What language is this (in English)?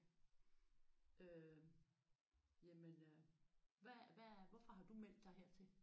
Danish